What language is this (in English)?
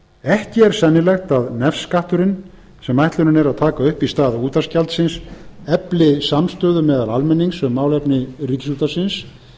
Icelandic